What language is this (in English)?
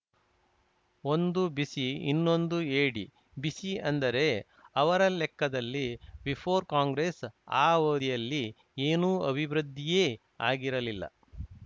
Kannada